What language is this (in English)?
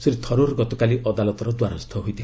Odia